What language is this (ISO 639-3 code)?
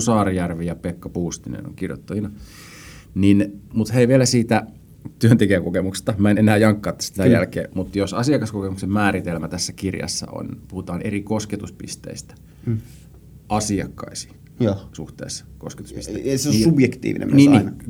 fin